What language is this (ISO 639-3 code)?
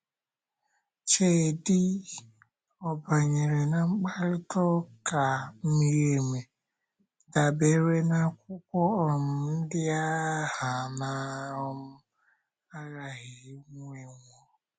ibo